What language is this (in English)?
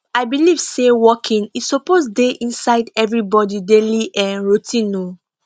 Nigerian Pidgin